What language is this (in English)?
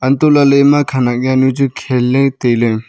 Wancho Naga